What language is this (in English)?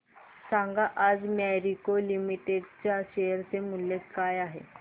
Marathi